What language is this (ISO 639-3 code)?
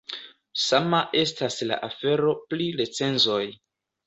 epo